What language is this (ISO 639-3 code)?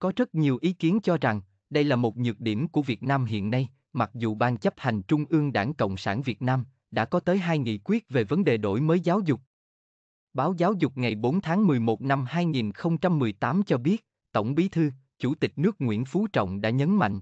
vie